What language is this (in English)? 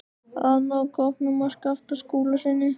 Icelandic